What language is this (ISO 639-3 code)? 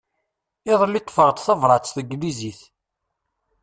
kab